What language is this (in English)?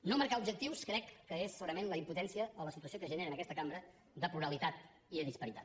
Catalan